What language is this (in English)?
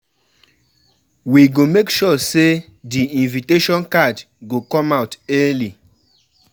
Nigerian Pidgin